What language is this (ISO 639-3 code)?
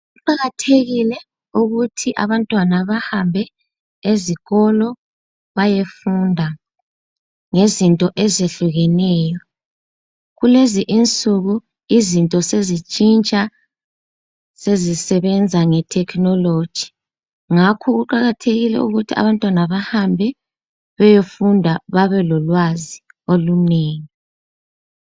nde